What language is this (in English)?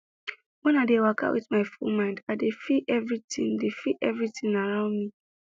Nigerian Pidgin